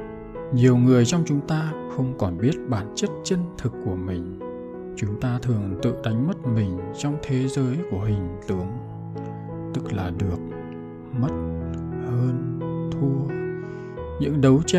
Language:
Vietnamese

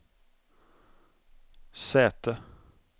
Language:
Swedish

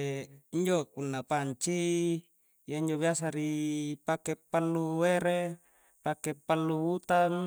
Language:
Coastal Konjo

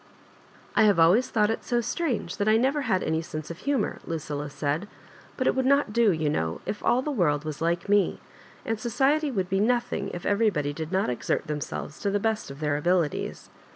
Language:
English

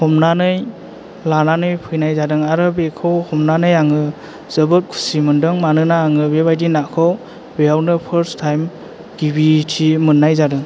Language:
Bodo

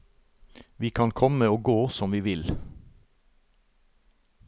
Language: Norwegian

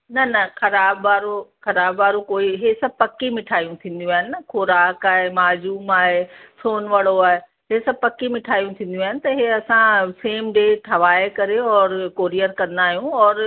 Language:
Sindhi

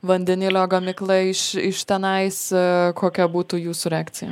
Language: Lithuanian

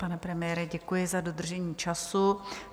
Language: Czech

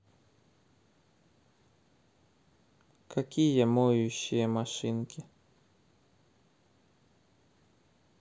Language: Russian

